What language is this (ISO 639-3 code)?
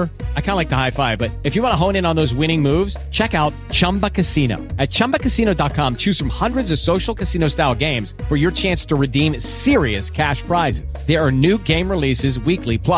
tur